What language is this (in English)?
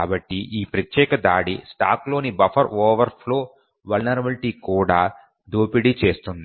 Telugu